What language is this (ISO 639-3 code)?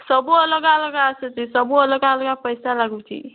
ori